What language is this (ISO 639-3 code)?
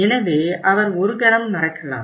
tam